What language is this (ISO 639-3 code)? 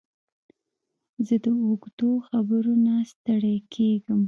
pus